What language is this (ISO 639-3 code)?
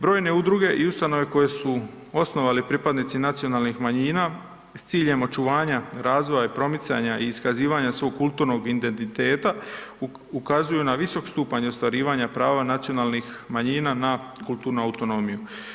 hrv